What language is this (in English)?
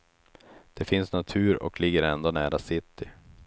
Swedish